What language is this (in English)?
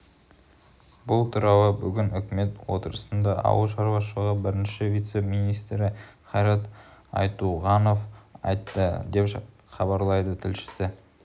Kazakh